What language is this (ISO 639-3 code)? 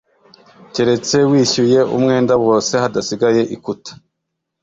kin